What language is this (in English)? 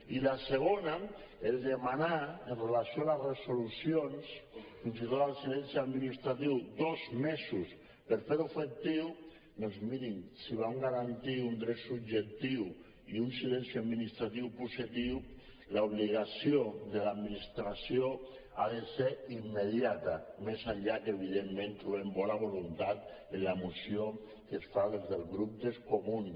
Catalan